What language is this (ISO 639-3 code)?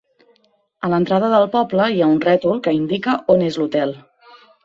cat